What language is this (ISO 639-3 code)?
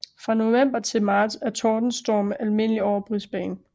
dan